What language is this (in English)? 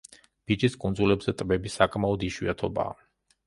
Georgian